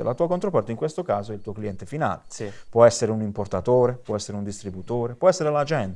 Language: Italian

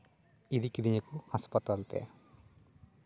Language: Santali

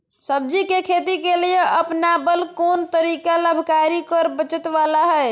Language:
Magahi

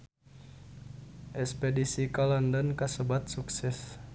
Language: Sundanese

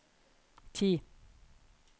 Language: Norwegian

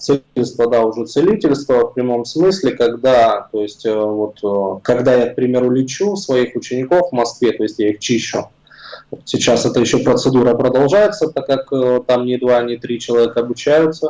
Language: Russian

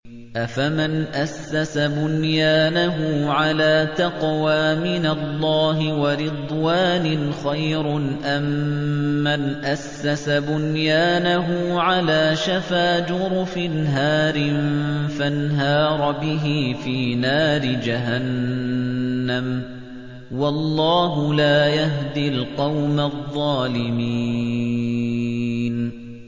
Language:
Arabic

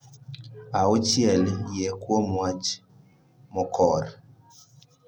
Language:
Luo (Kenya and Tanzania)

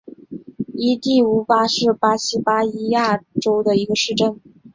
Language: Chinese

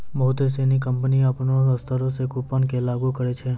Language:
Maithili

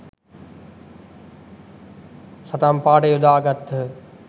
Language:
Sinhala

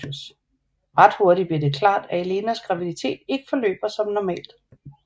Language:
Danish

